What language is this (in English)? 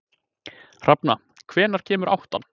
Icelandic